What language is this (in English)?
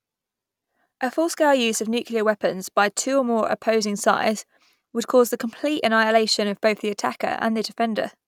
English